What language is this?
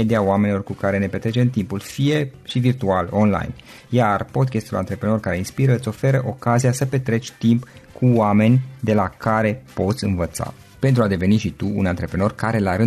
Romanian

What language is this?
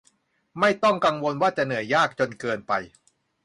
Thai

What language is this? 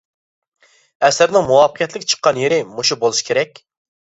Uyghur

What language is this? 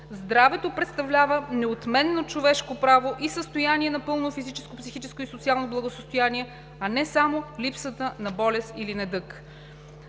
Bulgarian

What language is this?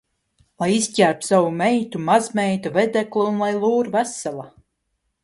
Latvian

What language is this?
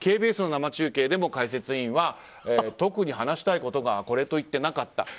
Japanese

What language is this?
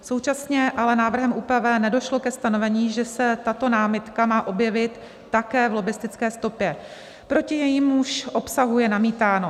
Czech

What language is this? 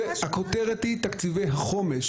Hebrew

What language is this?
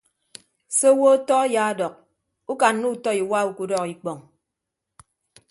Ibibio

